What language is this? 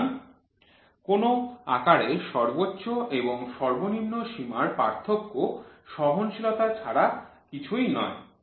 Bangla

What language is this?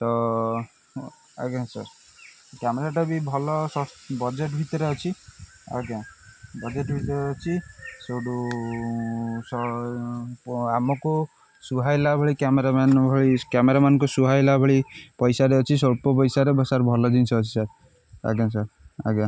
Odia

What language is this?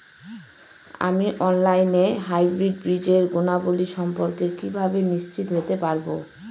Bangla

